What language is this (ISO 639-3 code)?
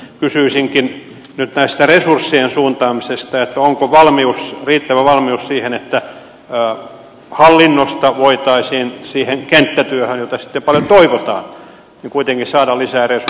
fin